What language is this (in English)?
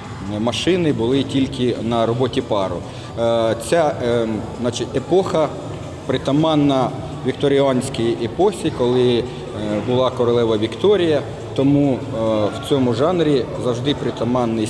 Ukrainian